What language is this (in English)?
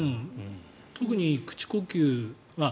Japanese